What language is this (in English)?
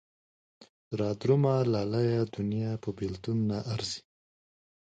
Pashto